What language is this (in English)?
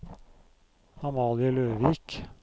Norwegian